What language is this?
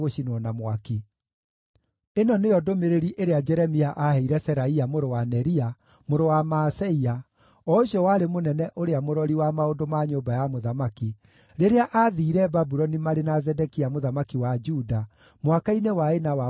Kikuyu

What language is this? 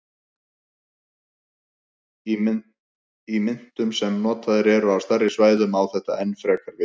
Icelandic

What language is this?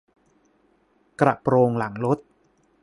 Thai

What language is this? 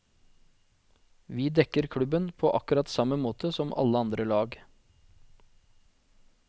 Norwegian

